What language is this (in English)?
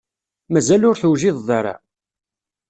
Kabyle